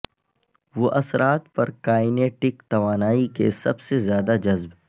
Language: Urdu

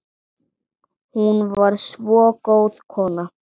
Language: Icelandic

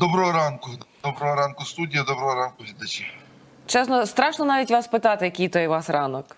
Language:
Ukrainian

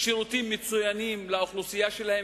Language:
Hebrew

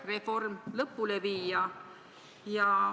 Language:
Estonian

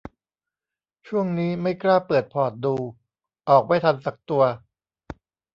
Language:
Thai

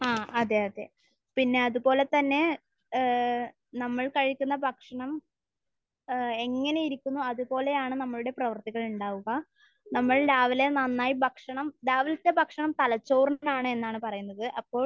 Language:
Malayalam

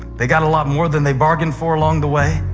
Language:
English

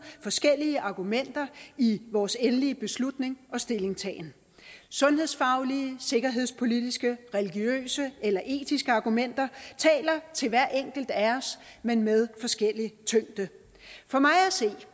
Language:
Danish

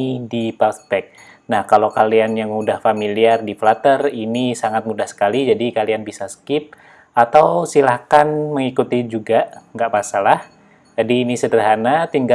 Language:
Indonesian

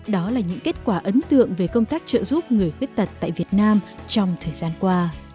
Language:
Vietnamese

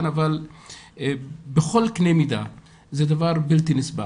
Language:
Hebrew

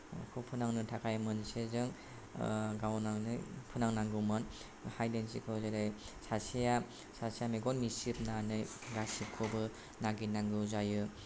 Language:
Bodo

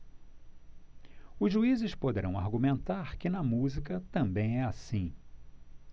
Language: Portuguese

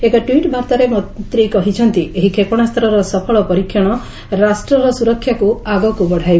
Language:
Odia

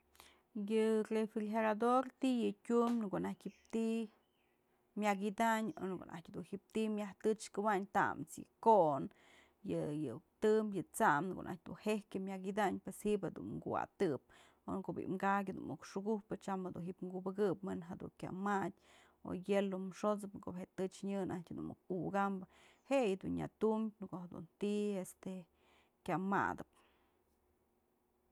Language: Mazatlán Mixe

